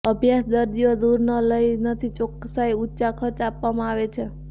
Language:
Gujarati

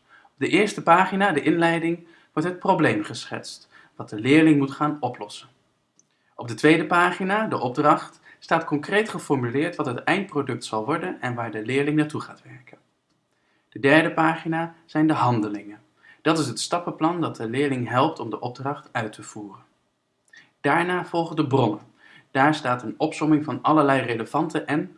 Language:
Dutch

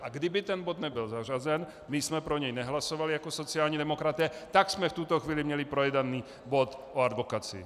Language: Czech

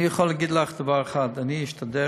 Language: Hebrew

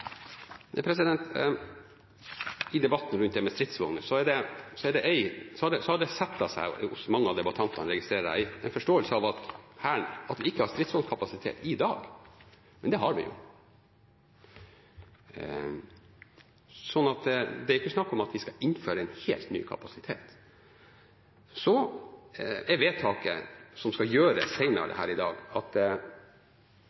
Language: Norwegian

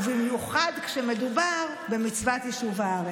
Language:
Hebrew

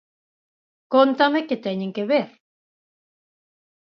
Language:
Galician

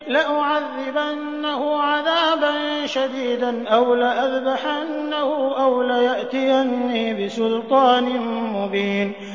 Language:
Arabic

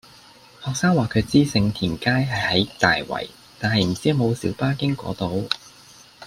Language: Cantonese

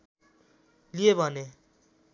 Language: Nepali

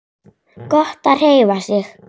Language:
Icelandic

